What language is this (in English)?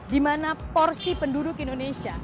Indonesian